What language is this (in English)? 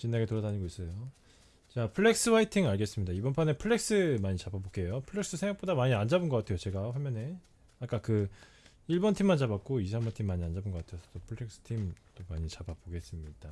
Korean